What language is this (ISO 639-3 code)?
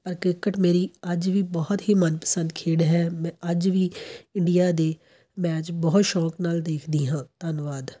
pan